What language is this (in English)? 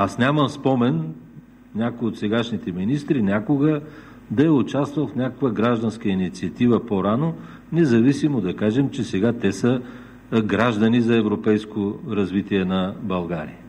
Bulgarian